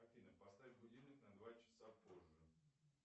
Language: Russian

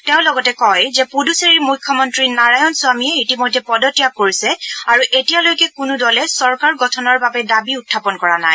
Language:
Assamese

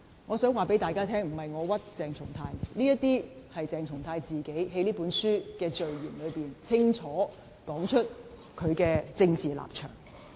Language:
Cantonese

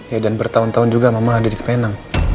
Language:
Indonesian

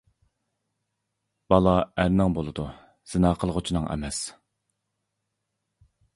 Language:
Uyghur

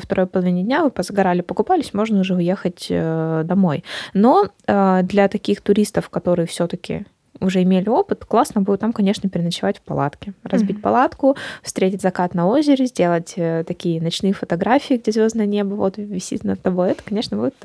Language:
Russian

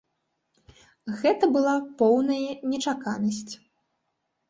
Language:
Belarusian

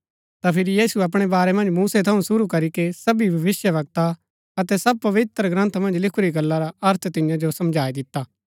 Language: Gaddi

